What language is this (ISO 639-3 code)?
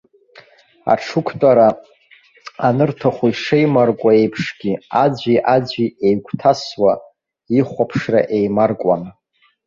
abk